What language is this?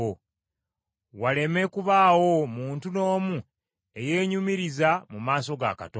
Ganda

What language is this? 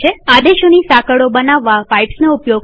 Gujarati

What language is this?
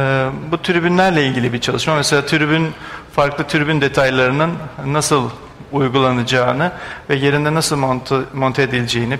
Turkish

